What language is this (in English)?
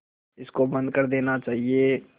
Hindi